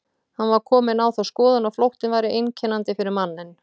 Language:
Icelandic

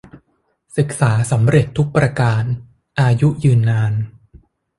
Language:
Thai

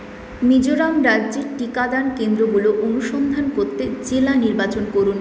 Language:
Bangla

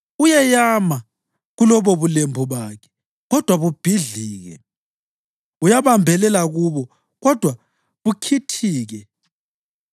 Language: North Ndebele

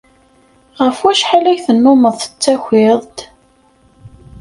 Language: Kabyle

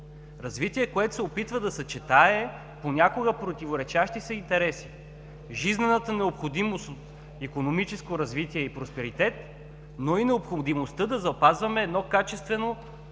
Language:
Bulgarian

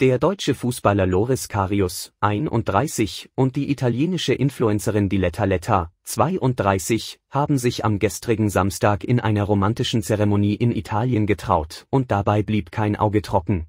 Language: German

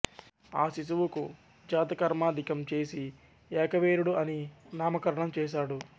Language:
Telugu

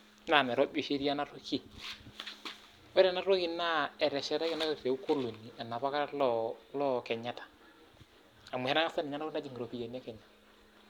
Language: Masai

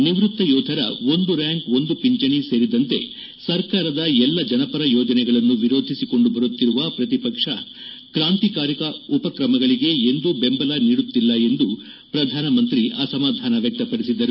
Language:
Kannada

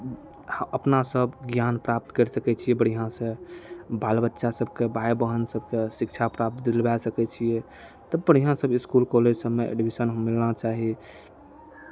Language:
Maithili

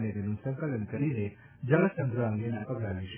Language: Gujarati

